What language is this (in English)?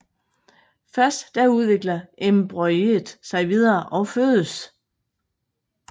Danish